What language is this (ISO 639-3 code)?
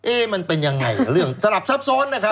tha